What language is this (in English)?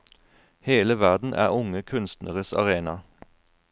Norwegian